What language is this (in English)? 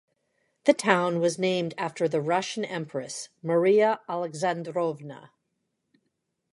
English